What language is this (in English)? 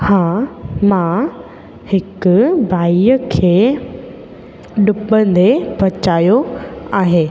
Sindhi